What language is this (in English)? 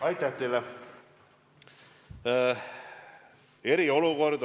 Estonian